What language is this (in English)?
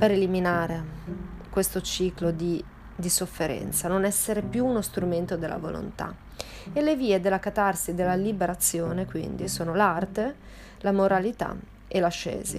Italian